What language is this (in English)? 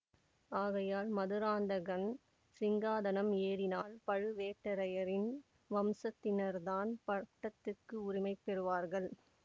Tamil